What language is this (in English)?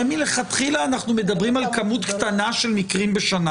Hebrew